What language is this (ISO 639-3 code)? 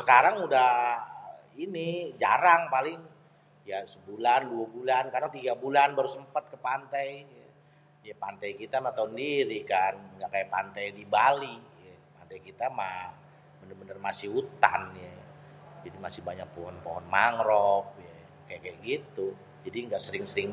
bew